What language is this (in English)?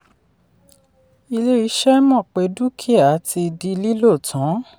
Yoruba